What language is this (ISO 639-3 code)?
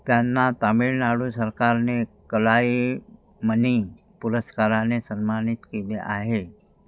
mar